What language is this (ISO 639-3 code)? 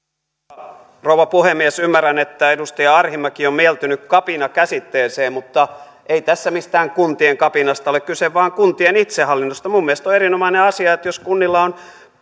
fin